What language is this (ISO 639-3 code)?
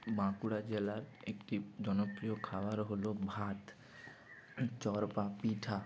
ben